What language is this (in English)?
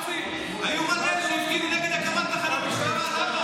Hebrew